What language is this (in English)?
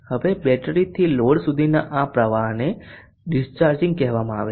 Gujarati